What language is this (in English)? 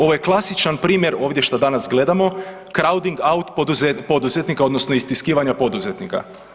Croatian